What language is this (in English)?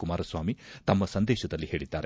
Kannada